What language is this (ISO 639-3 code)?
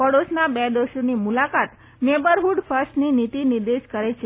guj